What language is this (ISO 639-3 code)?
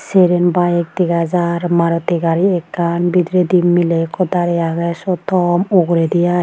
ccp